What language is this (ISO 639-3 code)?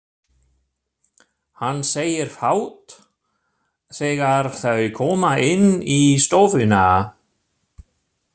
isl